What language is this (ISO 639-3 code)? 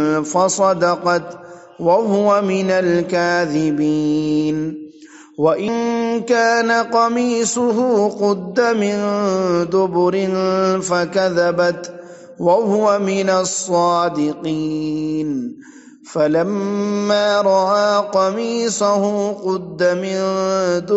ara